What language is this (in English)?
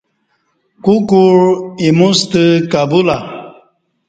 Kati